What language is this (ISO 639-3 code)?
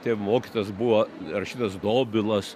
lit